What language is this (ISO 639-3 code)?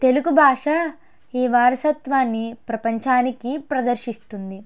tel